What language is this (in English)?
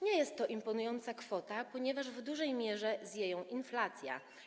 Polish